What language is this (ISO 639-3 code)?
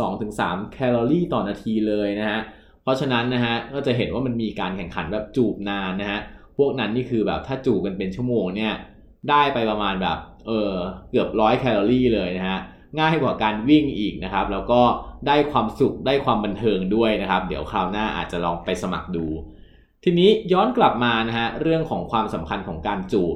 tha